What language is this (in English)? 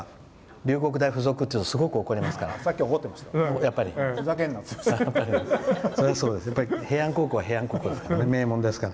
Japanese